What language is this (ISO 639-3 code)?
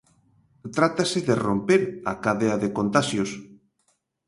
glg